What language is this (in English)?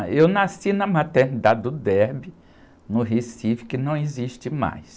Portuguese